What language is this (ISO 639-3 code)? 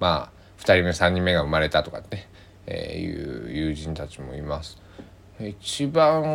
jpn